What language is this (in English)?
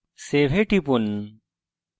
Bangla